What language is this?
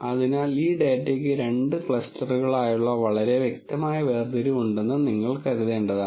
Malayalam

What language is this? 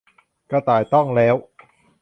Thai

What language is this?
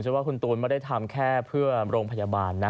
Thai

